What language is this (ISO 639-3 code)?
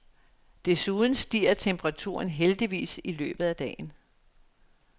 dan